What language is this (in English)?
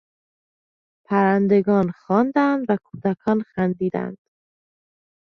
Persian